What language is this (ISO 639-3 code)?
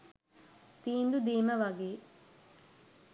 sin